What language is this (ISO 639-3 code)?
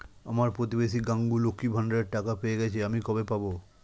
ben